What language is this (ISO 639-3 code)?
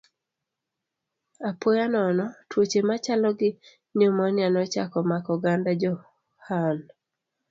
luo